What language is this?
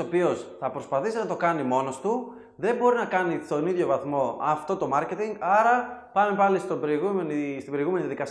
Greek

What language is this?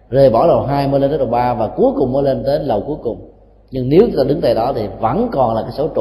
Vietnamese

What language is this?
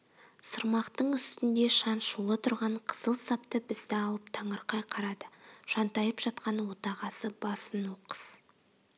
Kazakh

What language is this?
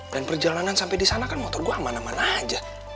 Indonesian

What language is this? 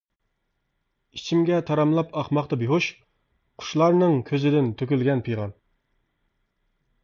Uyghur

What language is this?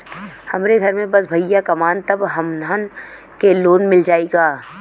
Bhojpuri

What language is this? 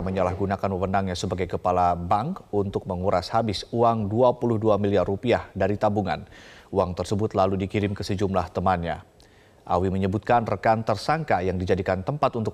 Indonesian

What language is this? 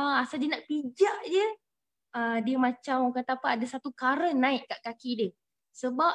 Malay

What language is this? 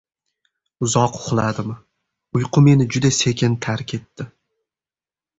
Uzbek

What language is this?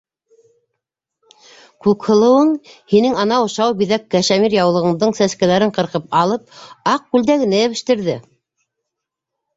Bashkir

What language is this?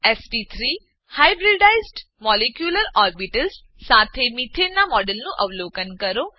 Gujarati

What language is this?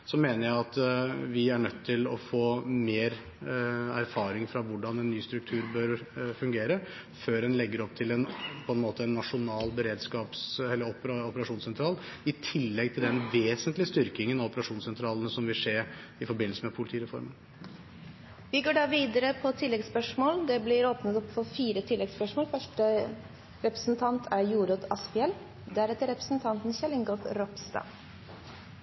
Norwegian Bokmål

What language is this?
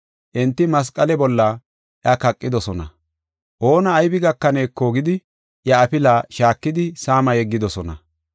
Gofa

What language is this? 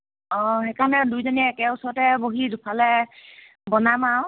Assamese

